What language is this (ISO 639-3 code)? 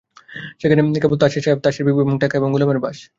ben